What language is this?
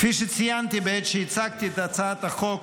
Hebrew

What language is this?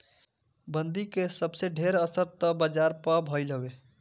Bhojpuri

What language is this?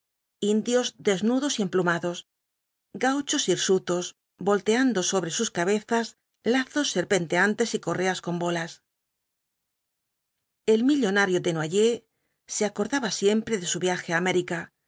Spanish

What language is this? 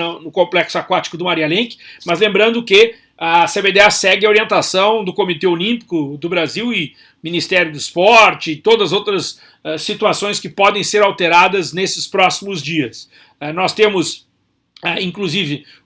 Portuguese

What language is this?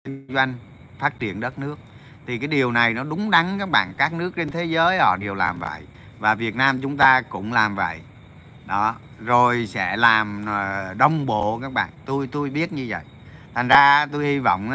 Vietnamese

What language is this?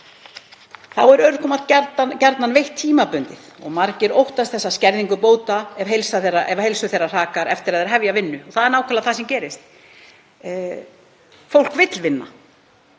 Icelandic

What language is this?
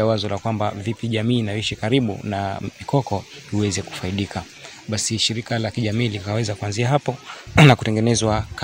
Swahili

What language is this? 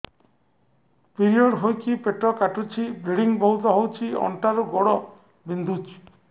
Odia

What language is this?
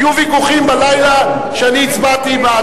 Hebrew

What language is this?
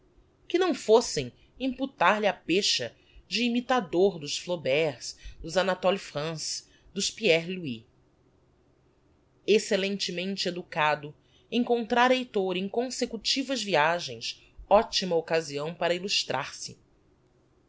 Portuguese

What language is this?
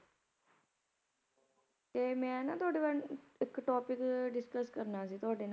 Punjabi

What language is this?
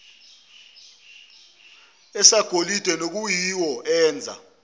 Zulu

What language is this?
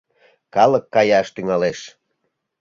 Mari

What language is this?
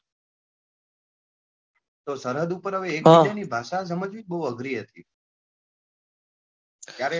Gujarati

